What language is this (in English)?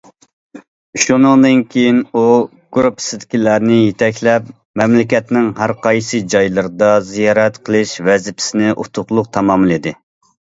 Uyghur